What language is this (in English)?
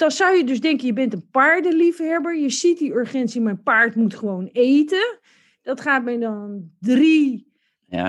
Dutch